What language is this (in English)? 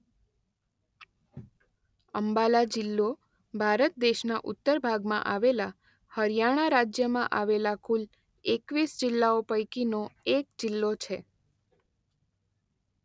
Gujarati